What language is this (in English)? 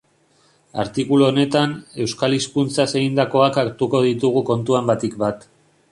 Basque